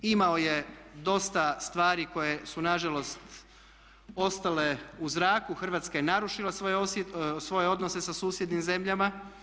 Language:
Croatian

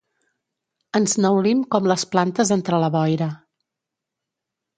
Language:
Catalan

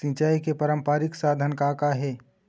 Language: Chhattisgarhi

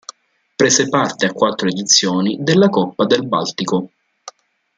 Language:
Italian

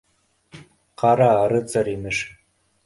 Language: Bashkir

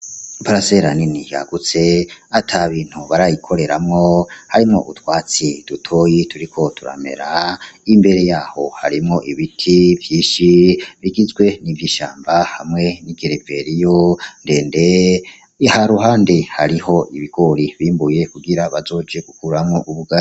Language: Rundi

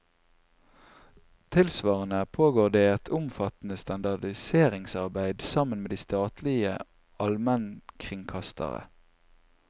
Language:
Norwegian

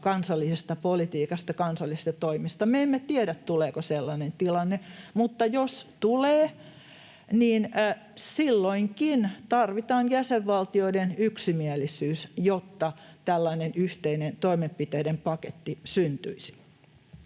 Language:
Finnish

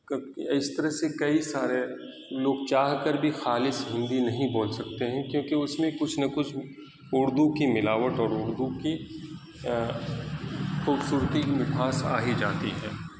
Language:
Urdu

